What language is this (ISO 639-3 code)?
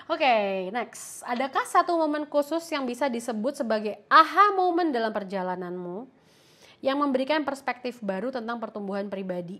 ind